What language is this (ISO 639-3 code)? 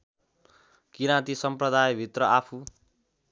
nep